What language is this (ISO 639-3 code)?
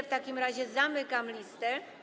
pol